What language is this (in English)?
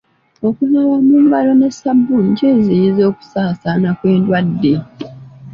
Ganda